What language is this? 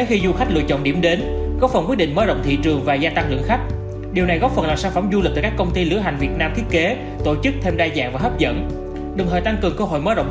Vietnamese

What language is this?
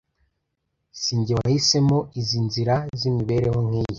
Kinyarwanda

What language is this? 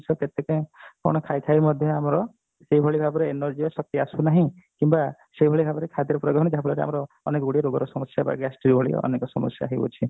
Odia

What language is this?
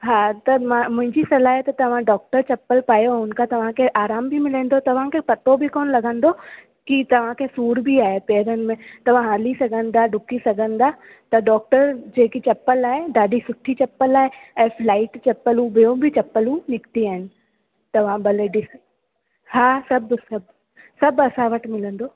Sindhi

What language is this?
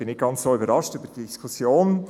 Swiss German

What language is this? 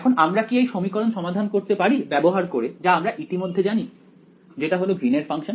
Bangla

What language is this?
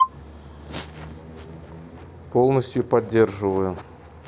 Russian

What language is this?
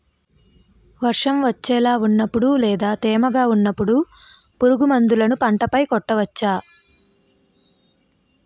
Telugu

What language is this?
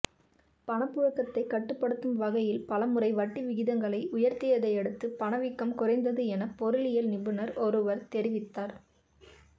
Tamil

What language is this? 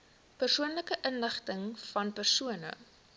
Afrikaans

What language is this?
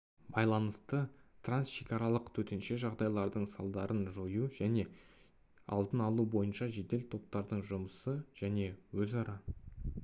Kazakh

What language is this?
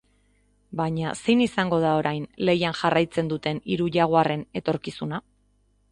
Basque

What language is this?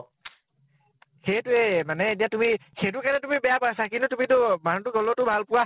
Assamese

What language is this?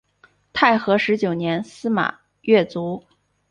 Chinese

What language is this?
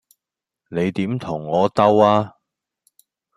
Cantonese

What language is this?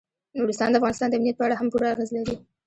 Pashto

